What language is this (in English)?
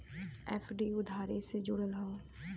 Bhojpuri